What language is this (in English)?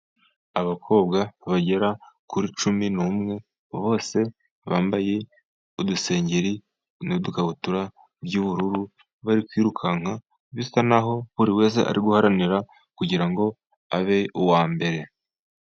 Kinyarwanda